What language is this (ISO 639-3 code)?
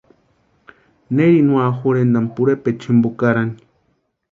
pua